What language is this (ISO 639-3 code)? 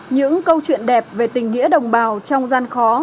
vie